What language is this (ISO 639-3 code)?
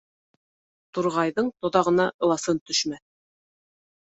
bak